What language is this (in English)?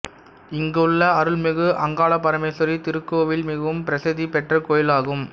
Tamil